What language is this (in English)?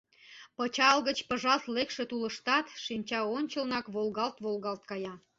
Mari